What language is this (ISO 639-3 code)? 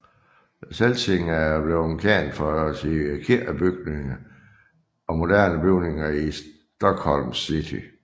dan